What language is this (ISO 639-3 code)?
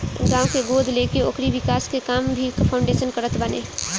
bho